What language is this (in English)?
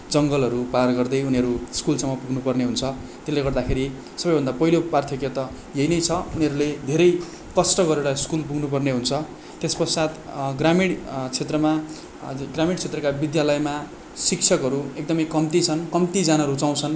Nepali